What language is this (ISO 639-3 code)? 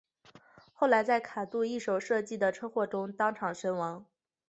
zho